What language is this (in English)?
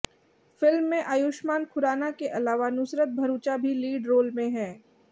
Hindi